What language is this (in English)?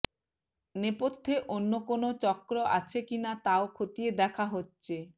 Bangla